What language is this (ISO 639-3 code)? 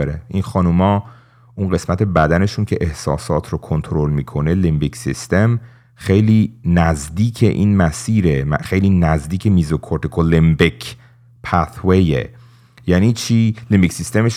fas